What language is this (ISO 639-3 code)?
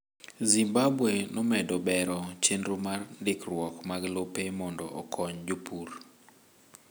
luo